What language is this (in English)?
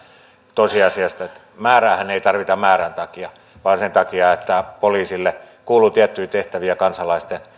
Finnish